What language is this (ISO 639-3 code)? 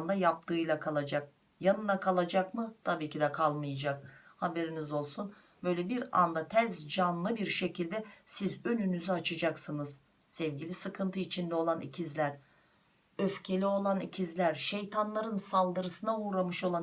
tur